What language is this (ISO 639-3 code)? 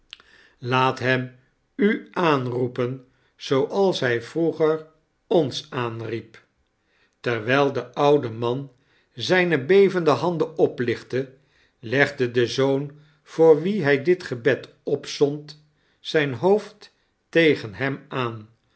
nld